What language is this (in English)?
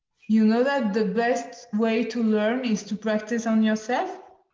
English